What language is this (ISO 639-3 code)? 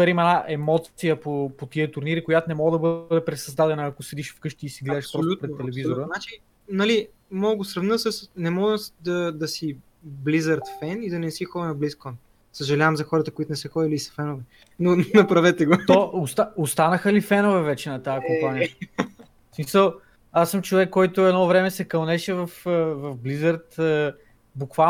bul